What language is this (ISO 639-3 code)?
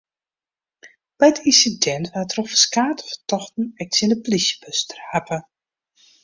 fry